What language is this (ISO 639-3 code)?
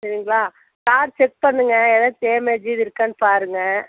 tam